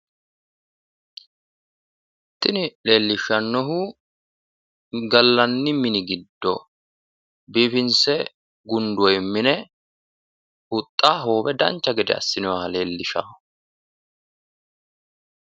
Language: Sidamo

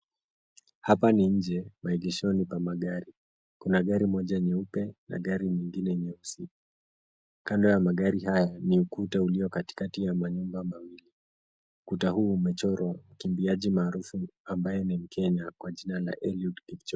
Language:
Swahili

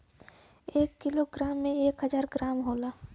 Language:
Bhojpuri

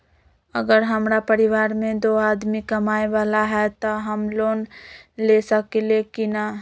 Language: Magahi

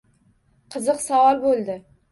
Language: Uzbek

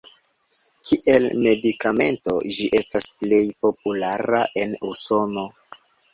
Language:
Esperanto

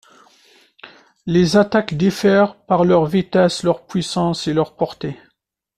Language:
French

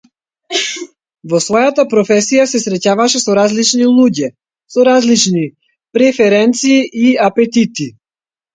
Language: Macedonian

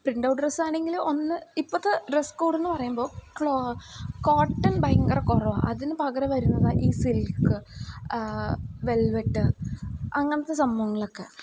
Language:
Malayalam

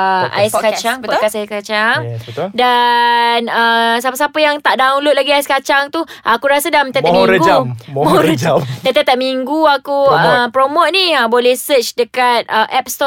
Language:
Malay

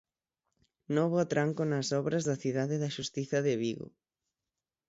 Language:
Galician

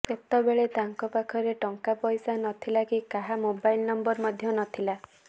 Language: Odia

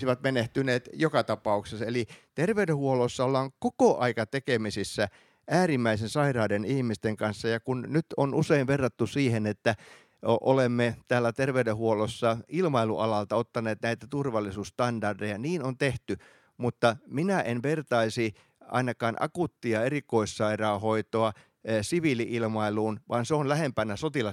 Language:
Finnish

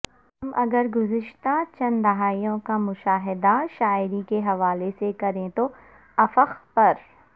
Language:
Urdu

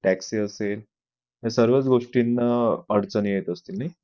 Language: Marathi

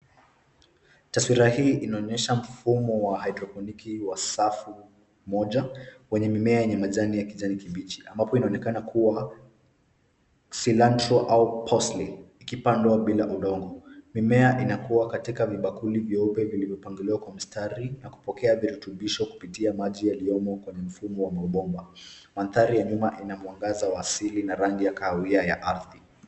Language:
Swahili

